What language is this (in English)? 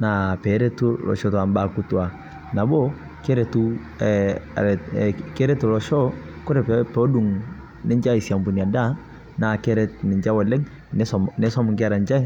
Masai